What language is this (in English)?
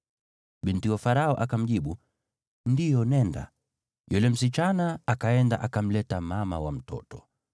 Swahili